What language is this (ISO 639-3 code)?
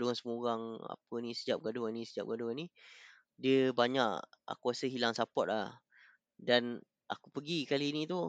msa